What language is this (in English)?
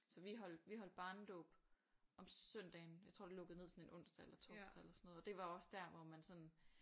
Danish